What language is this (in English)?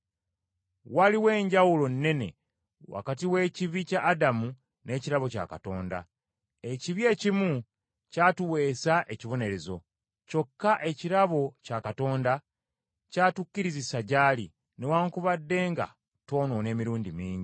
Ganda